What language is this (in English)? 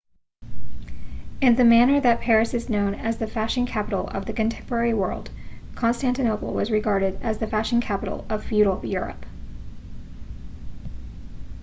English